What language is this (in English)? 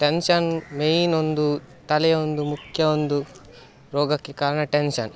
Kannada